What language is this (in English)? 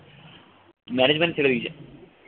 Bangla